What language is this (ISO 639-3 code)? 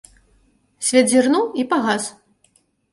bel